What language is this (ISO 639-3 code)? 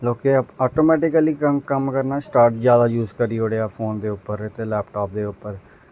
doi